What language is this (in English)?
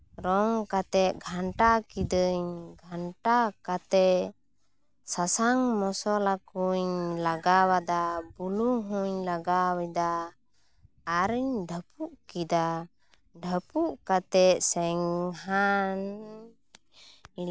Santali